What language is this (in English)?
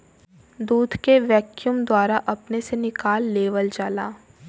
Bhojpuri